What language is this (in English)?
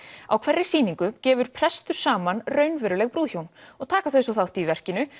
Icelandic